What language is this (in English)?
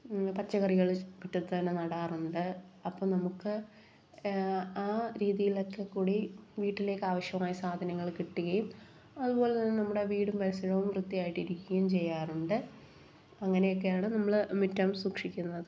Malayalam